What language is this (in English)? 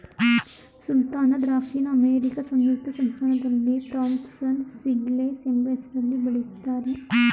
Kannada